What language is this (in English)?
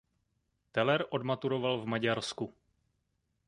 Czech